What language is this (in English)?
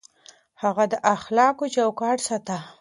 Pashto